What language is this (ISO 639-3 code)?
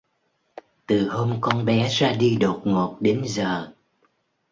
vie